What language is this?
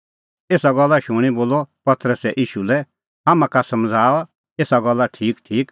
Kullu Pahari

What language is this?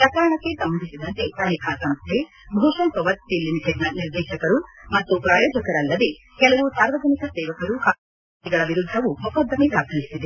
Kannada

